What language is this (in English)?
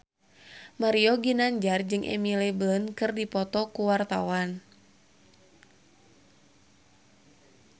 Sundanese